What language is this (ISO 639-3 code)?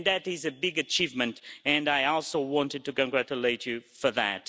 eng